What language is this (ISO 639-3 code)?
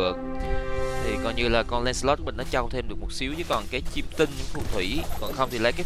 vie